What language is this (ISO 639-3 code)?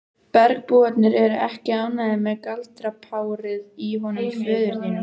isl